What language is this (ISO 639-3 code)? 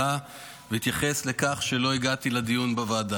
heb